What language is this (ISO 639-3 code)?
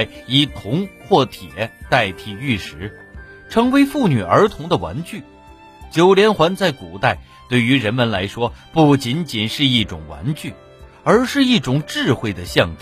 zho